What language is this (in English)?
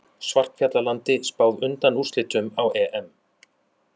Icelandic